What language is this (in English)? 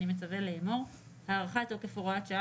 Hebrew